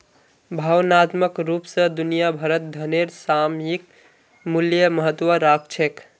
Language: Magahi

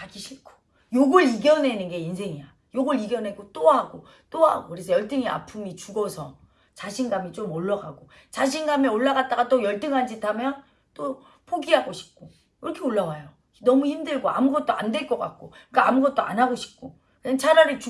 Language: Korean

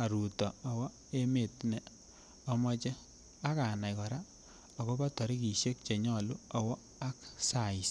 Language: Kalenjin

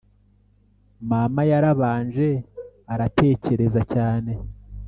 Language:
Kinyarwanda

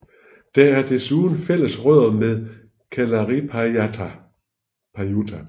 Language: Danish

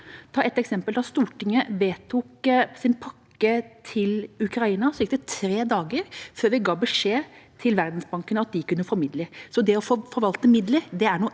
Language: Norwegian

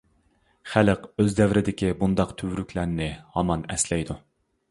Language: Uyghur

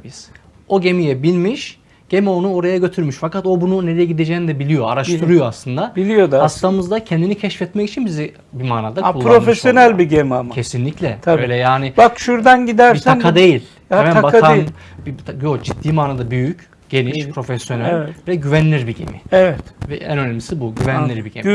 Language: Turkish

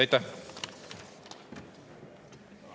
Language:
Estonian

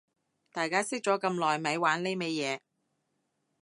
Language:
Cantonese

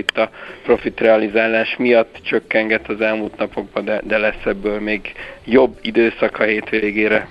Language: Hungarian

